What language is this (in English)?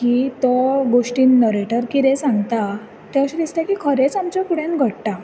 Konkani